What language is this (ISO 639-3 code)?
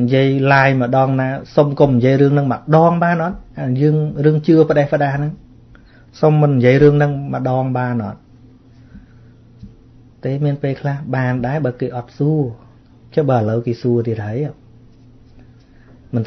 vie